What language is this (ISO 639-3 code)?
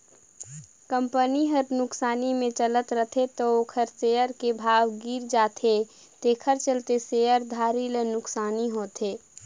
hne